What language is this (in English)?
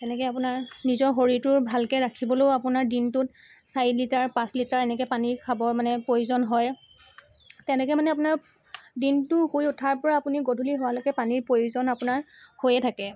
Assamese